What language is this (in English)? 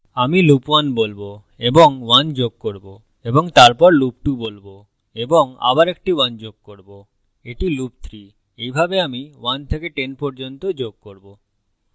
Bangla